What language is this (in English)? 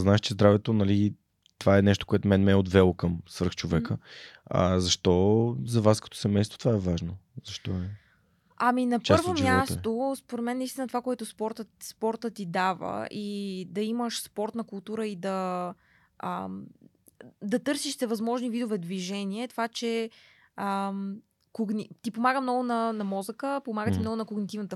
Bulgarian